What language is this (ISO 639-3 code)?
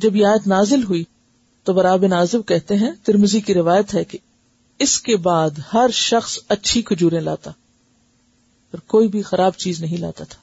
urd